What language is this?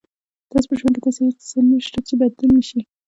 Pashto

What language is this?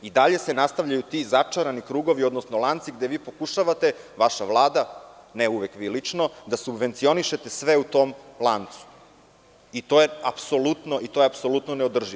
Serbian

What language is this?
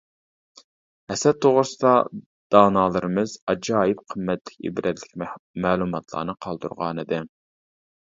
Uyghur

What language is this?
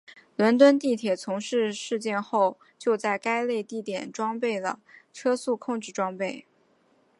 Chinese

